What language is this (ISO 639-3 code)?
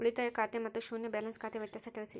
kan